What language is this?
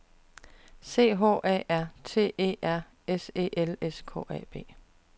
Danish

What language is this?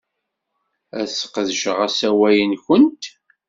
Kabyle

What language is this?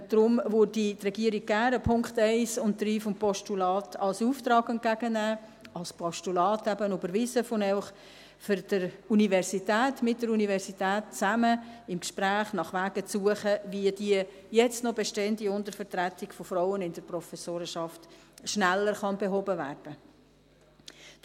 Swiss German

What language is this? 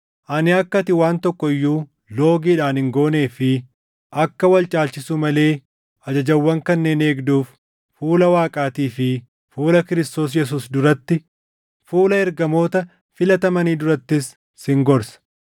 Oromo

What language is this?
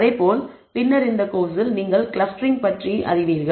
Tamil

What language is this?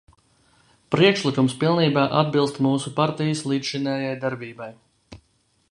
Latvian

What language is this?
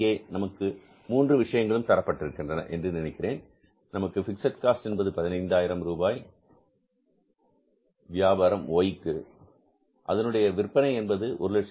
Tamil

